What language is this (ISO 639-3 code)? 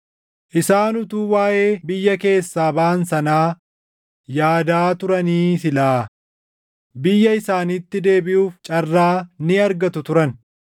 orm